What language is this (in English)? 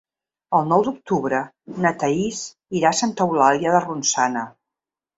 Catalan